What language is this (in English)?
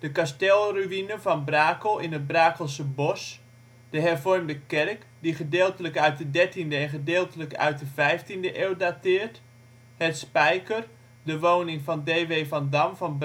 Dutch